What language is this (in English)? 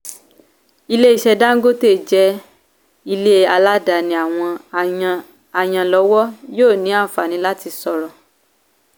Yoruba